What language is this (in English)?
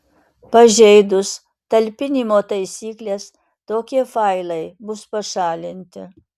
Lithuanian